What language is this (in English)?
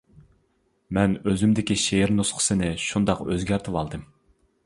Uyghur